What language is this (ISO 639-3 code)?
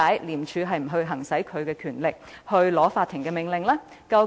yue